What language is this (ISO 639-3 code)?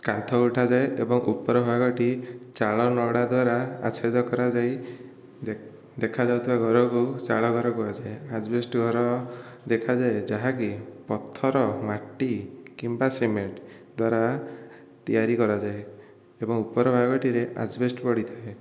ori